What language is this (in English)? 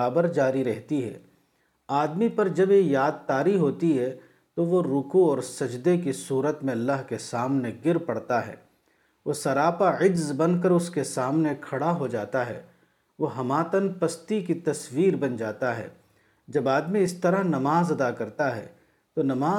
Urdu